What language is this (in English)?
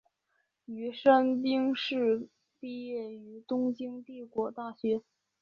Chinese